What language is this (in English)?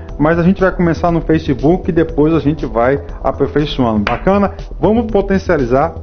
Portuguese